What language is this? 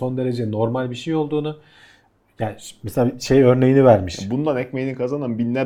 Turkish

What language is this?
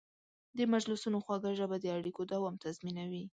Pashto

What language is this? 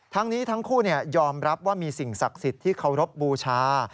Thai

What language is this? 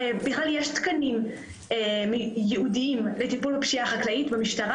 Hebrew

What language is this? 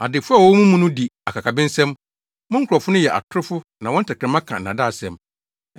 Akan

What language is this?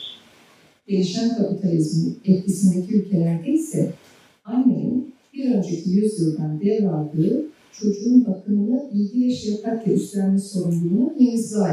Turkish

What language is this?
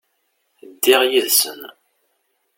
Kabyle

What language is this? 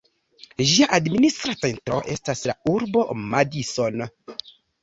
Esperanto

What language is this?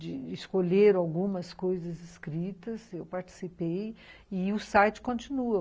Portuguese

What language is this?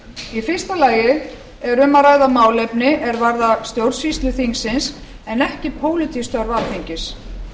Icelandic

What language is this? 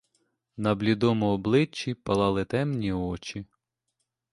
Ukrainian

